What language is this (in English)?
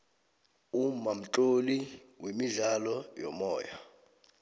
South Ndebele